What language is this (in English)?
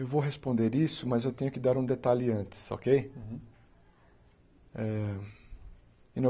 Portuguese